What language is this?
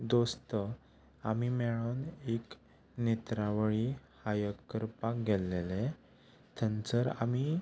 Konkani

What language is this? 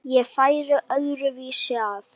Icelandic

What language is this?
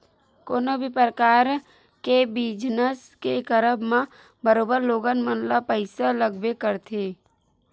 Chhattisgarhi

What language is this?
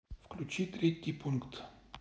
Russian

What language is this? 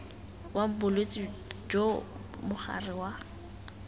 Tswana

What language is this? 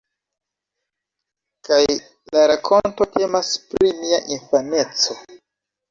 Esperanto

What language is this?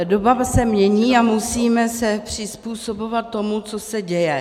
Czech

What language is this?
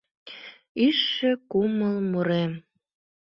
Mari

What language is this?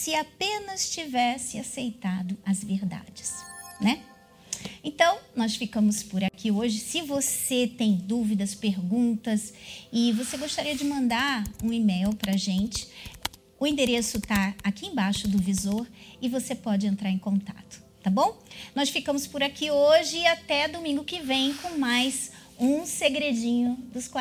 Portuguese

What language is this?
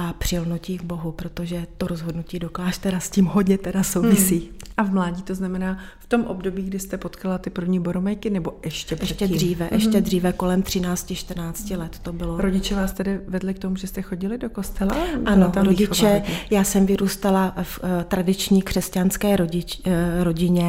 Czech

